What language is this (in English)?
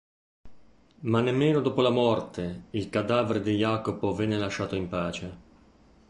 Italian